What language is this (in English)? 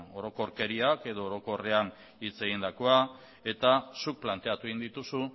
Basque